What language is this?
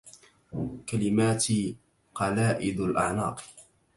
Arabic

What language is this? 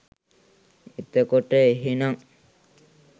Sinhala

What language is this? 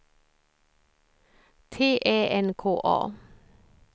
Swedish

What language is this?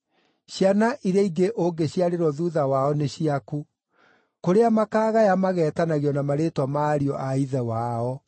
Kikuyu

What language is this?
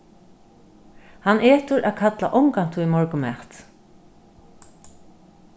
Faroese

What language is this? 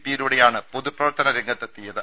Malayalam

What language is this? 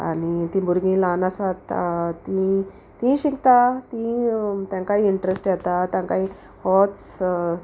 Konkani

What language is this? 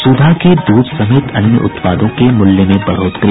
Hindi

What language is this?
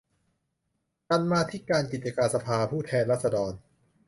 Thai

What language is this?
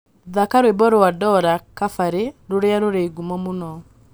Kikuyu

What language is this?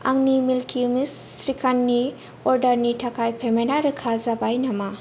Bodo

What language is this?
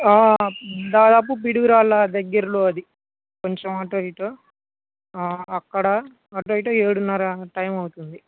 Telugu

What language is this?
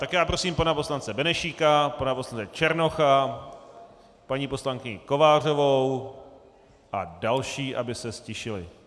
Czech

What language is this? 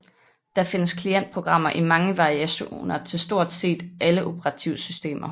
Danish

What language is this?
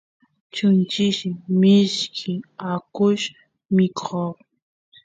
Santiago del Estero Quichua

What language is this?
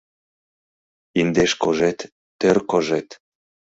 Mari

